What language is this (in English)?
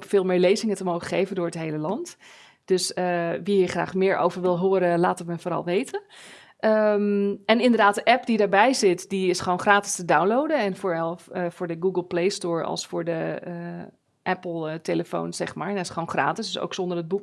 Dutch